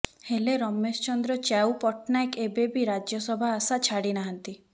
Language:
Odia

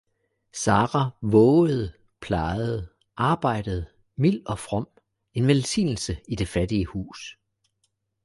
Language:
Danish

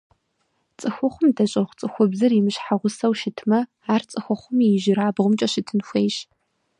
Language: Kabardian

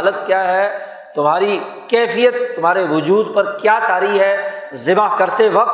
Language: Urdu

